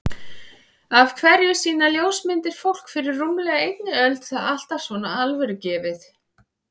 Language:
Icelandic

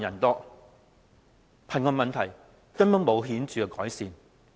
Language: Cantonese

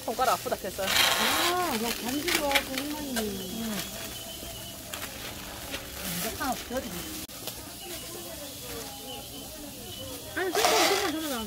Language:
Korean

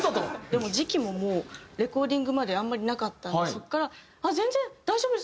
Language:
Japanese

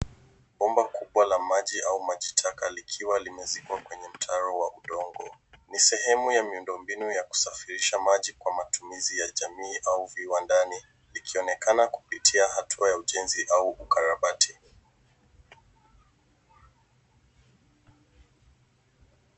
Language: Swahili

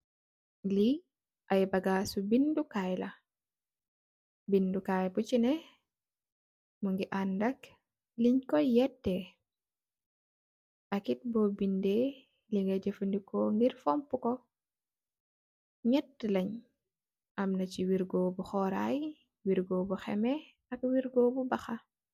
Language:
Wolof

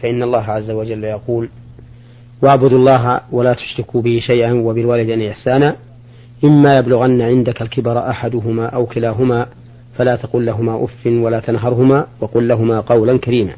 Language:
Arabic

